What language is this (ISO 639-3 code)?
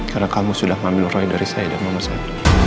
ind